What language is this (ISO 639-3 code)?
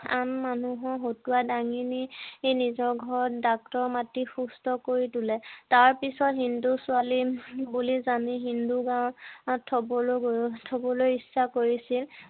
asm